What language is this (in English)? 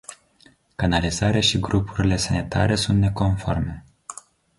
Romanian